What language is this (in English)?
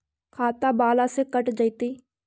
Magahi